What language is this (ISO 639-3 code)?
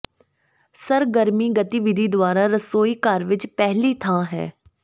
pan